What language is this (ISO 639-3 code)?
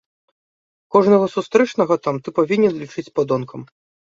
bel